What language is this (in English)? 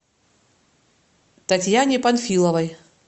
Russian